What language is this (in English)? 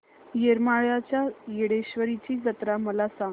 Marathi